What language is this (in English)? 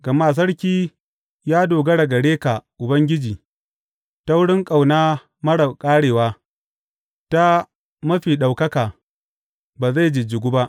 Hausa